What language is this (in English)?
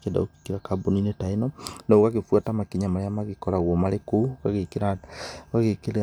Kikuyu